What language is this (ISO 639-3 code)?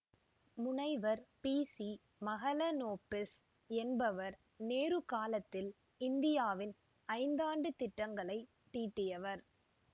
tam